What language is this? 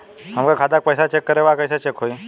Bhojpuri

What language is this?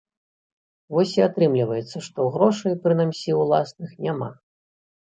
Belarusian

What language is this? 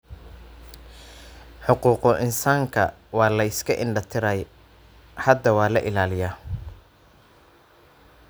Somali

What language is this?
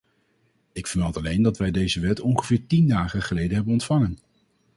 Dutch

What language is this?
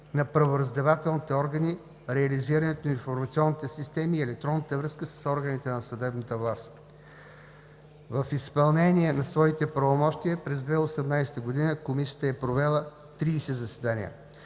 Bulgarian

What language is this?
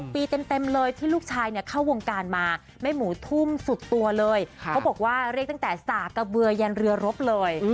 Thai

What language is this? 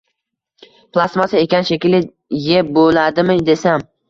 Uzbek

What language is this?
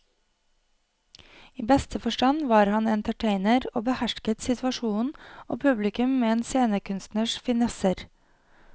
Norwegian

